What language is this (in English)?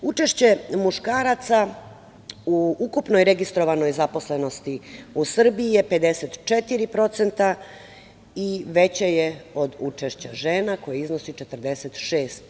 Serbian